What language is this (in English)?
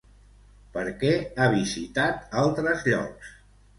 Catalan